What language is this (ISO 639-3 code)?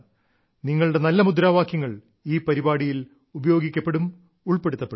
mal